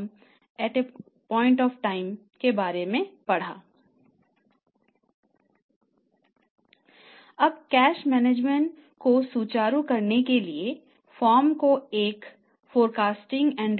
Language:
Hindi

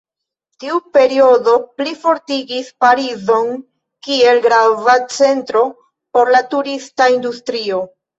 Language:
Esperanto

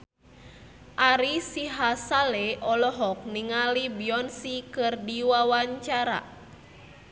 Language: Sundanese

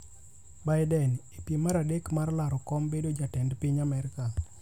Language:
Luo (Kenya and Tanzania)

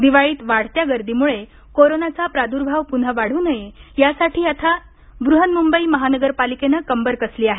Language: Marathi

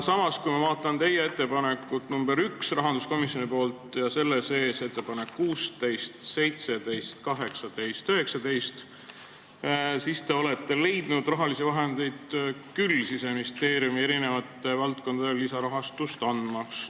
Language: Estonian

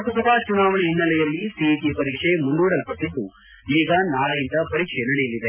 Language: Kannada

